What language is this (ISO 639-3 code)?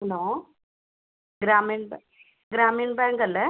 mal